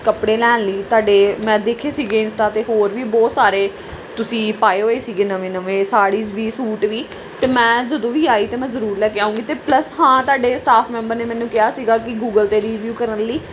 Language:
Punjabi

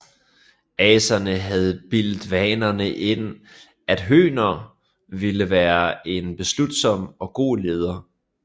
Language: Danish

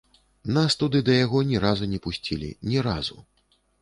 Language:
Belarusian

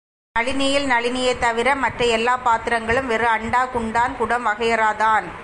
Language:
Tamil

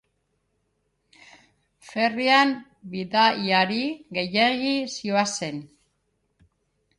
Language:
Basque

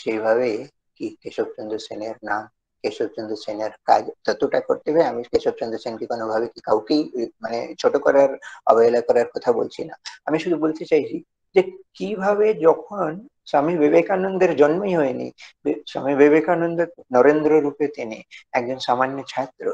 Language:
Korean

